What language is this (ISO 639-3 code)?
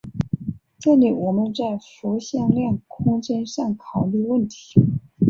zho